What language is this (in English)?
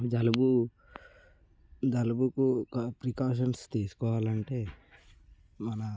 Telugu